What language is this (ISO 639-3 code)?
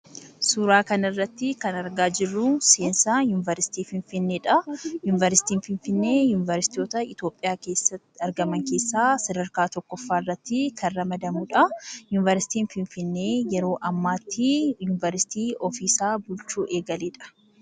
orm